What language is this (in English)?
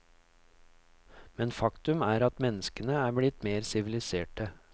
Norwegian